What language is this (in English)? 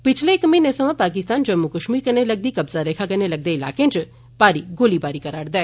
Dogri